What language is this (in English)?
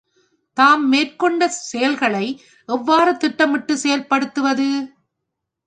Tamil